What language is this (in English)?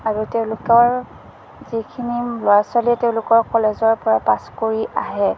Assamese